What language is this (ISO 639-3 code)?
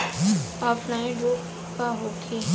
bho